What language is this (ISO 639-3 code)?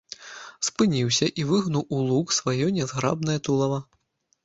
bel